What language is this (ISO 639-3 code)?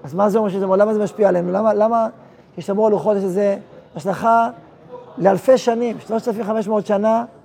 heb